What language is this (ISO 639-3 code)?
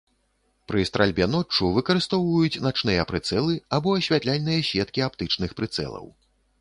bel